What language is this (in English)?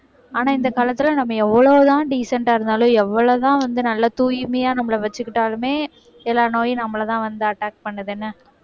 Tamil